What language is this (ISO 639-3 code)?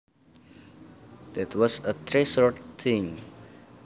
jav